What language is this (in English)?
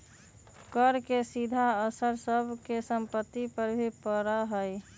Magahi